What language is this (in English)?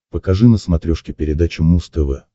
Russian